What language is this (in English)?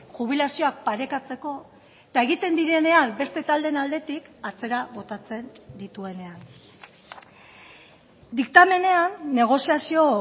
Basque